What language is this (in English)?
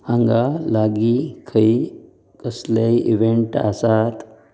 Konkani